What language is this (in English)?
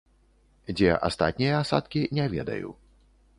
Belarusian